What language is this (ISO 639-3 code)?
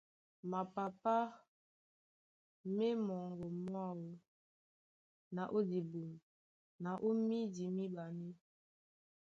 dua